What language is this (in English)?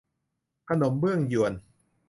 Thai